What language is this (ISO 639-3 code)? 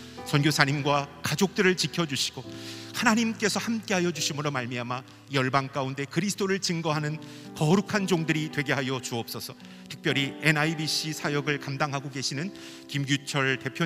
kor